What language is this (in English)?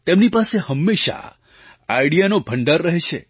Gujarati